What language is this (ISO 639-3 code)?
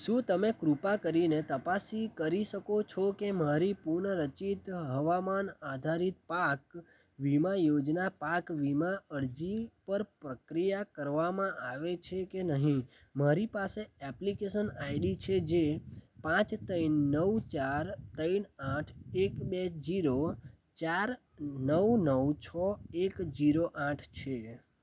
guj